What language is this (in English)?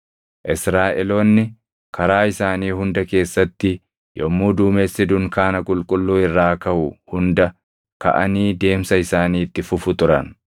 Oromo